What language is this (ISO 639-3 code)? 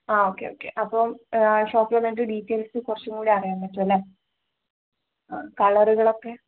mal